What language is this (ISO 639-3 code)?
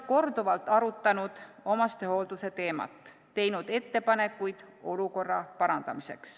est